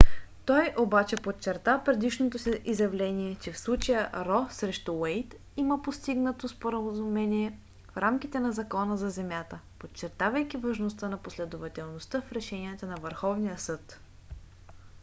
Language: Bulgarian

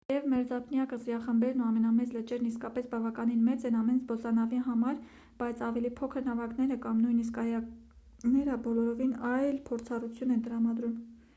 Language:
Armenian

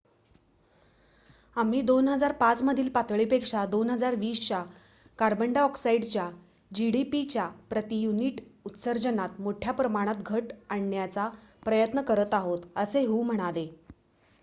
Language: Marathi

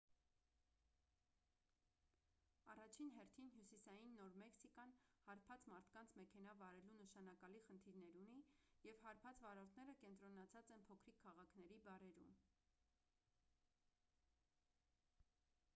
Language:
Armenian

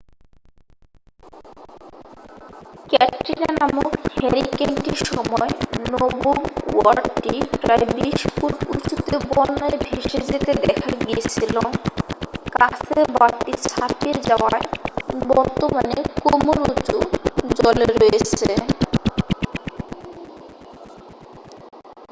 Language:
Bangla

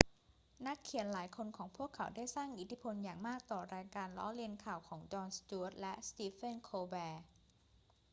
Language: Thai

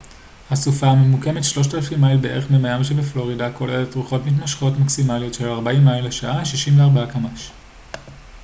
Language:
Hebrew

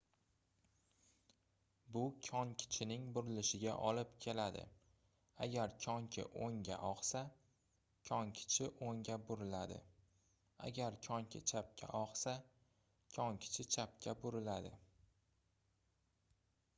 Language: Uzbek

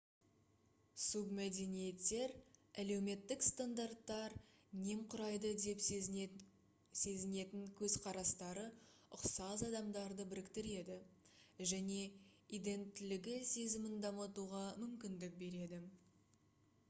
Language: Kazakh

